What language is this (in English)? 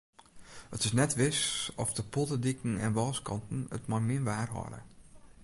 Western Frisian